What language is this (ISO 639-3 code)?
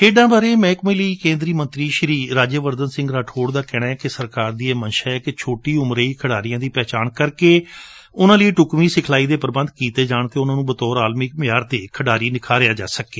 pan